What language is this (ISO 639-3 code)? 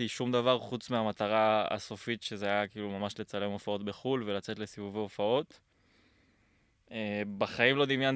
heb